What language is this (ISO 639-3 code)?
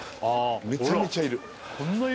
jpn